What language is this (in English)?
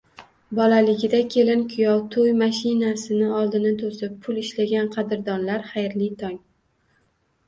Uzbek